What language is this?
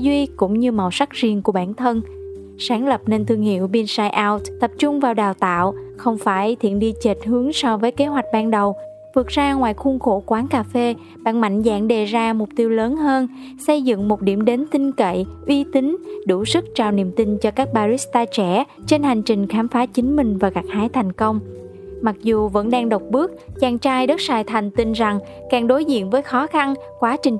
Vietnamese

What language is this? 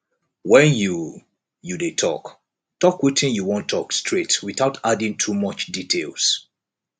Nigerian Pidgin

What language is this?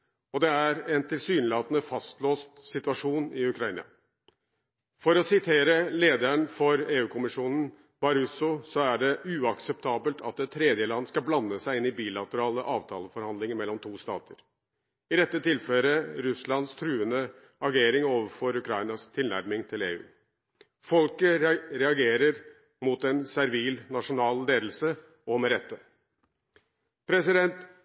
Norwegian Bokmål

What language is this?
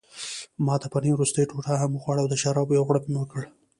Pashto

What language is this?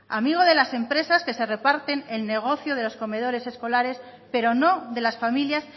Spanish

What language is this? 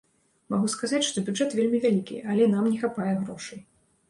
Belarusian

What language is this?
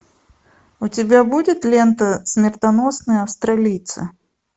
Russian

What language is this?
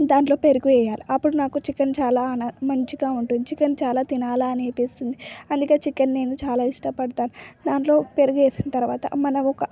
Telugu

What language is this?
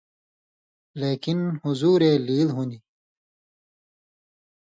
Indus Kohistani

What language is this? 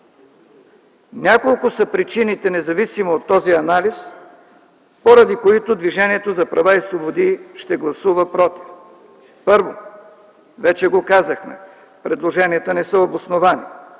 Bulgarian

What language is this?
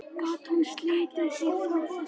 Icelandic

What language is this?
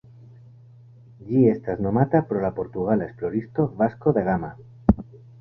Esperanto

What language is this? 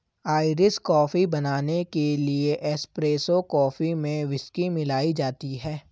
Hindi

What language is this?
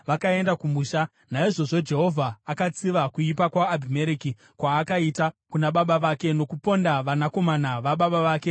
Shona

